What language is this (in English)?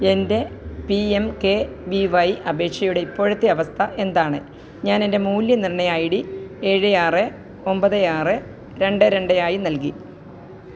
Malayalam